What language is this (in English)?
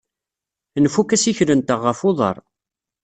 Kabyle